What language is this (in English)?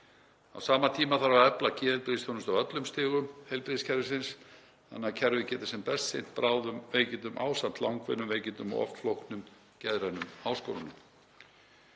Icelandic